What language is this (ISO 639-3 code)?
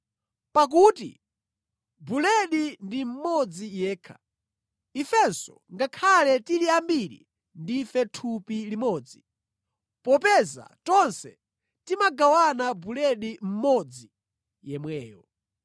nya